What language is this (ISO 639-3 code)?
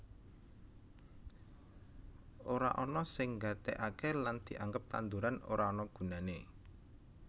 jav